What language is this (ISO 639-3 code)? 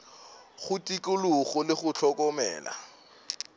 nso